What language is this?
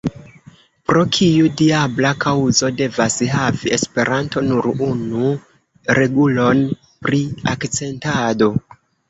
Esperanto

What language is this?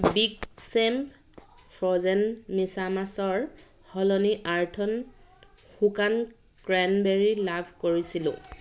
Assamese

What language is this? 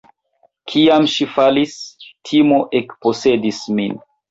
Esperanto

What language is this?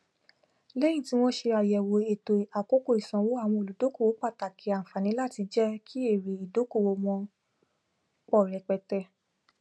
Yoruba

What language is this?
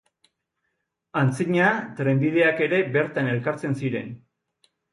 Basque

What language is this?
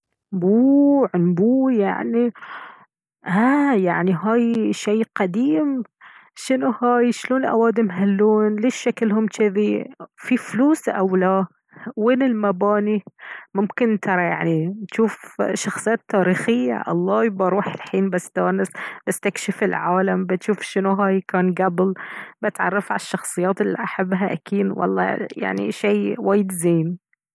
Baharna Arabic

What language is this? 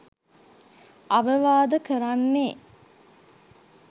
Sinhala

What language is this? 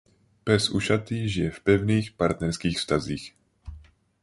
Czech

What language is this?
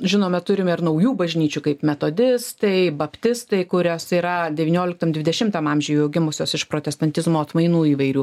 Lithuanian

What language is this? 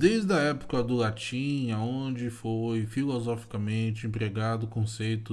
Portuguese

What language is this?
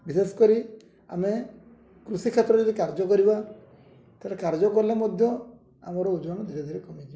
Odia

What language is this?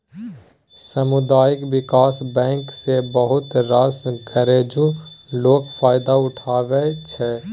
Maithili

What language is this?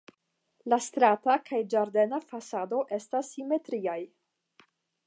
Esperanto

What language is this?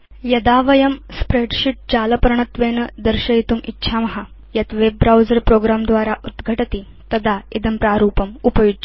Sanskrit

